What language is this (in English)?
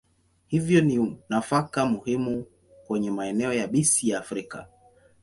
Swahili